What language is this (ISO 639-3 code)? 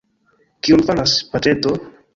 epo